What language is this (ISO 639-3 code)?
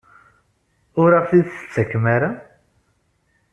kab